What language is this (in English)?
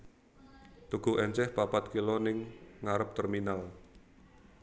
Javanese